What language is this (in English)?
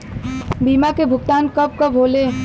Bhojpuri